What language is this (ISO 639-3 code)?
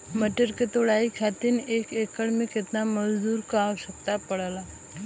bho